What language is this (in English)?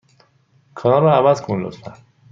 Persian